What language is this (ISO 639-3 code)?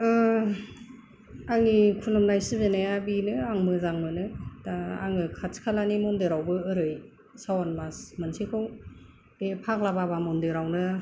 brx